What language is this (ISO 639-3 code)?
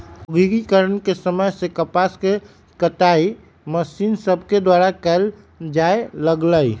mag